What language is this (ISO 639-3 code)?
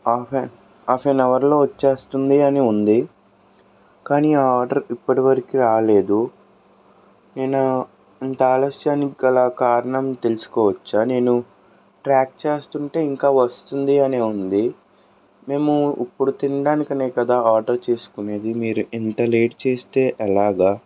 tel